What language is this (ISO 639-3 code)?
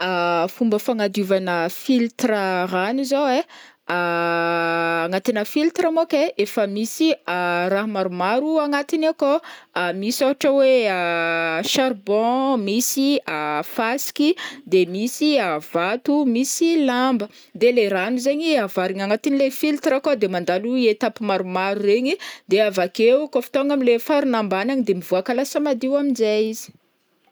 bmm